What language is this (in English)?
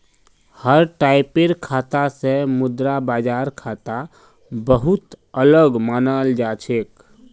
Magahi